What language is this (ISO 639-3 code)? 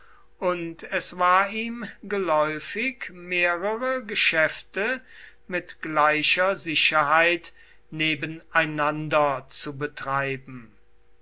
deu